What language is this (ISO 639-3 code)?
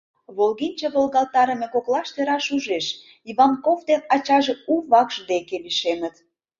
chm